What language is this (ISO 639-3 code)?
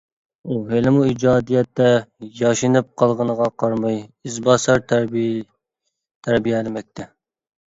uig